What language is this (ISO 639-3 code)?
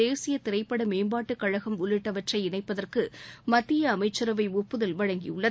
tam